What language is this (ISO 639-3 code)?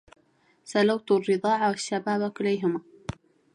ara